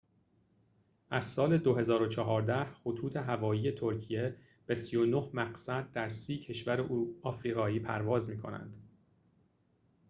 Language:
Persian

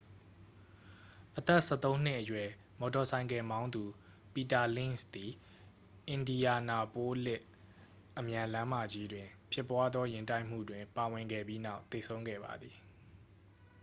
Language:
Burmese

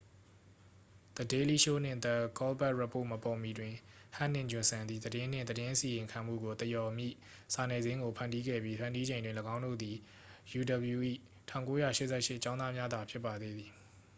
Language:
Burmese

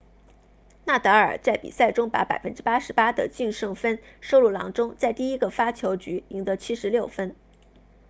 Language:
Chinese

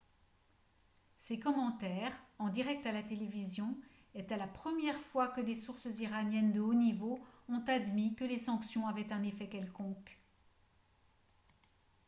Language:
French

